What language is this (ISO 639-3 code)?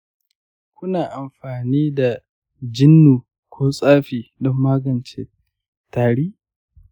hau